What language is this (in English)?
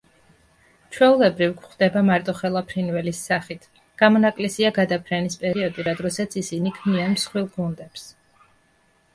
Georgian